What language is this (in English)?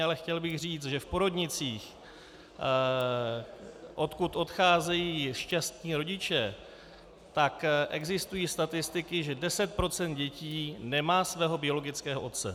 Czech